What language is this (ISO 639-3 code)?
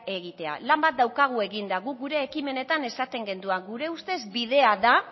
eus